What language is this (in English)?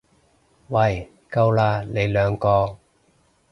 Cantonese